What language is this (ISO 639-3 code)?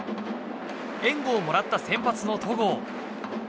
jpn